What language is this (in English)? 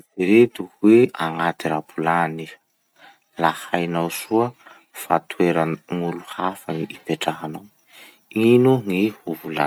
Masikoro Malagasy